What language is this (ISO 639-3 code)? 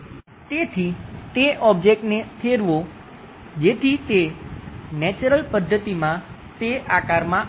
guj